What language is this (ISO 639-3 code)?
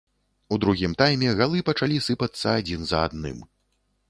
bel